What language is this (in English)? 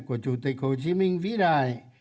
Vietnamese